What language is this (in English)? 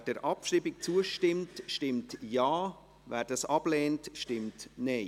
Swiss German